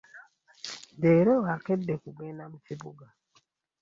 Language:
Ganda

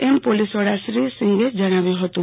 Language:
Gujarati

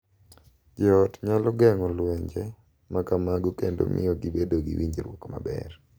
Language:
Luo (Kenya and Tanzania)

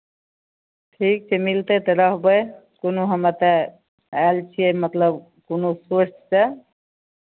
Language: Maithili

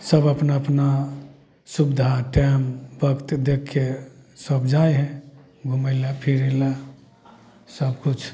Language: Maithili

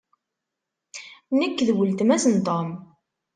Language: Kabyle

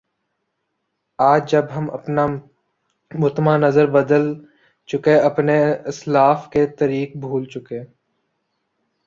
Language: Urdu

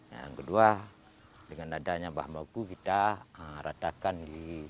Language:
Indonesian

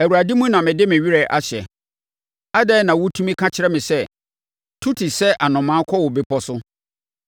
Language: Akan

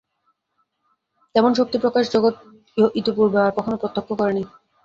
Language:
Bangla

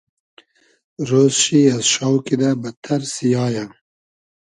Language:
Hazaragi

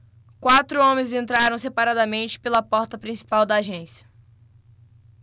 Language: Portuguese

